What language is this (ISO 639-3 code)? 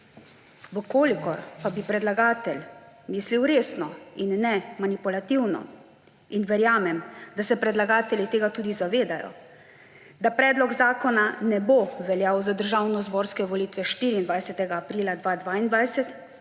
slv